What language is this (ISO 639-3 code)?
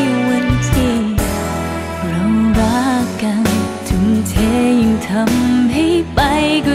tha